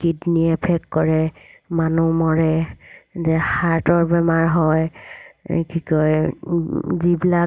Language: Assamese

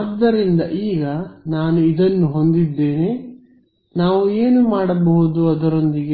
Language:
Kannada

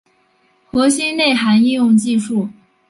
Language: Chinese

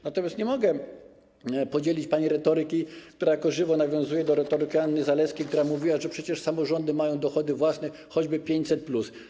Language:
Polish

